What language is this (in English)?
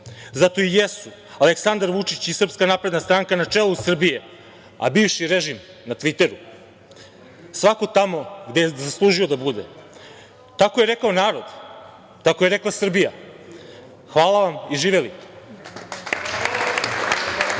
Serbian